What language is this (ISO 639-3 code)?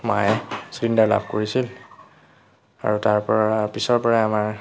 asm